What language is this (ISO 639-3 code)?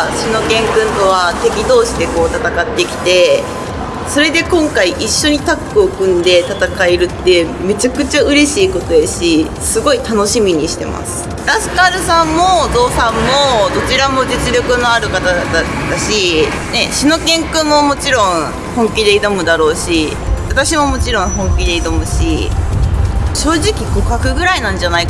jpn